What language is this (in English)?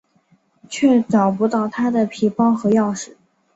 Chinese